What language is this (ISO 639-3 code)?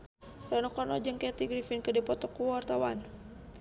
sun